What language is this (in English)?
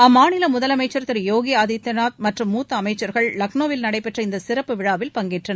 Tamil